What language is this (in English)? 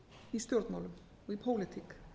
Icelandic